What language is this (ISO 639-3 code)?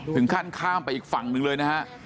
tha